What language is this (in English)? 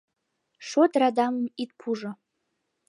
Mari